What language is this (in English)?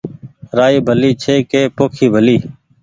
Goaria